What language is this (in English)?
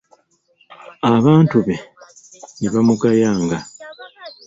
Ganda